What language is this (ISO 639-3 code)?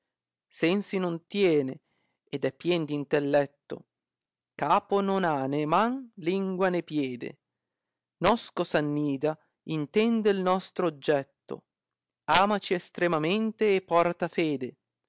ita